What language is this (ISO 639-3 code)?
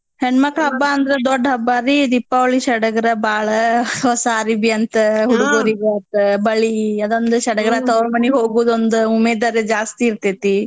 kan